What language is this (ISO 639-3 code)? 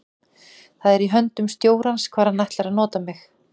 isl